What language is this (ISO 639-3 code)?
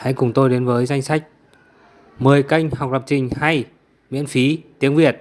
vie